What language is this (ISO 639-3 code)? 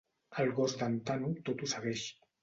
cat